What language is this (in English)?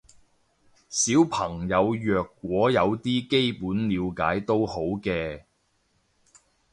Cantonese